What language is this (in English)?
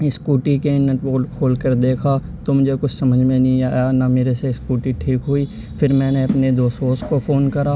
Urdu